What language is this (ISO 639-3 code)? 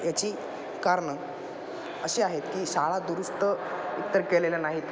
mar